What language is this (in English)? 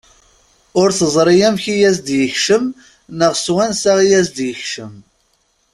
Kabyle